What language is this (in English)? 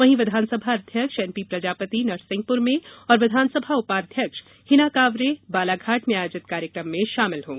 Hindi